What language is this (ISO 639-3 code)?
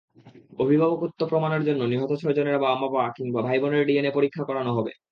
ben